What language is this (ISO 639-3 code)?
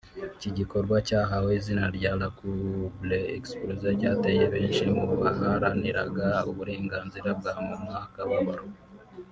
kin